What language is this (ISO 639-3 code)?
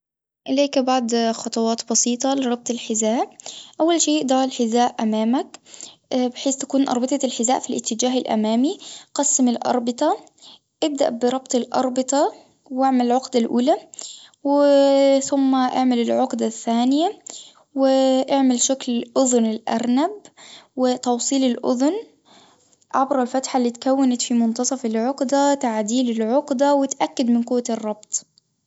aeb